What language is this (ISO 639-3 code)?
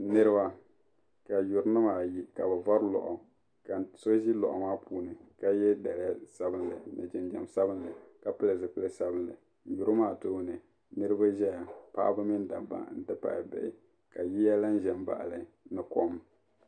dag